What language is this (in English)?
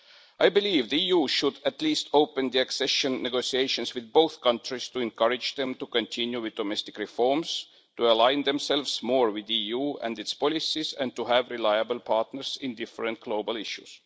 English